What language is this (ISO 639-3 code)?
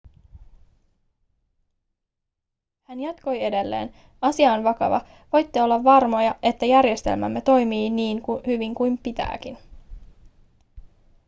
fin